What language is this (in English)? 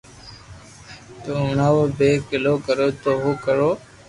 Loarki